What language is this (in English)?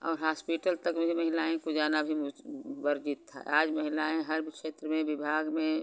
Hindi